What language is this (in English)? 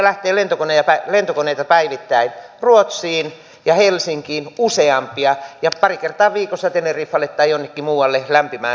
Finnish